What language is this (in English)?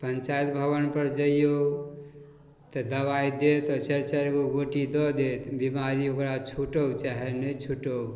Maithili